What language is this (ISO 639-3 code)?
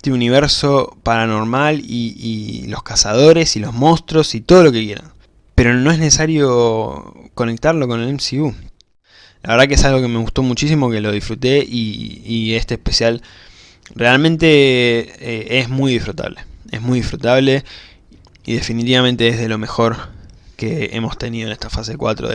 spa